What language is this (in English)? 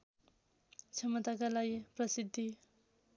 Nepali